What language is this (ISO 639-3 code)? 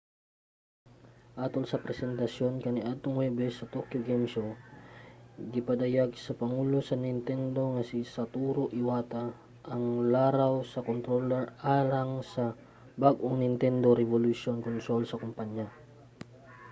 ceb